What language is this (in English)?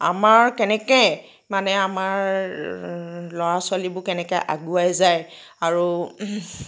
Assamese